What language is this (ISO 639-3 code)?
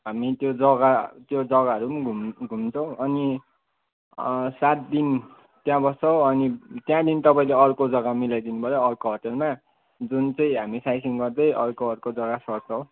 nep